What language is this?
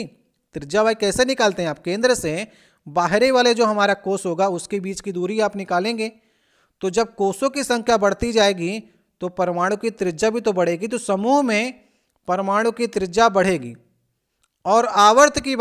Hindi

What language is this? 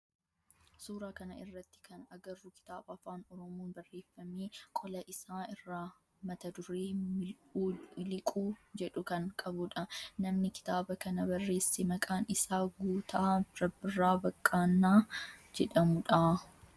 Oromo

